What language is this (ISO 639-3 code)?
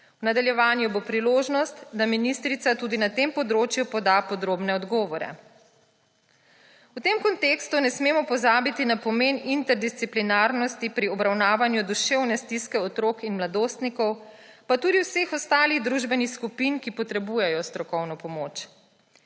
slv